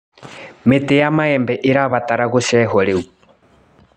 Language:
Kikuyu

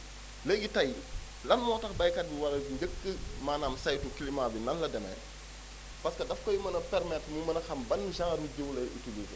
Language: Wolof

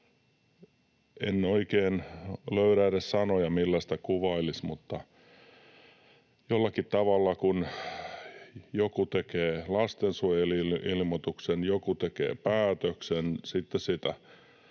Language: Finnish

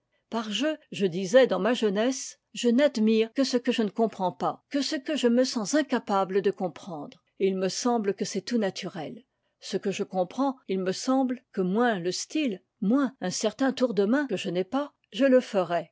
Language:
French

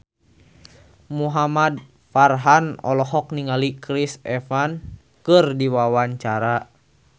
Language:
Sundanese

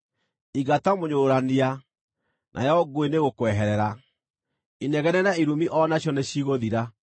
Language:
Kikuyu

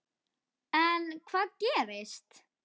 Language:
Icelandic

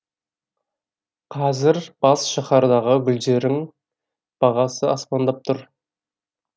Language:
Kazakh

